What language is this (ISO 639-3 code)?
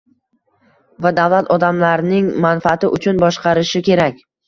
uzb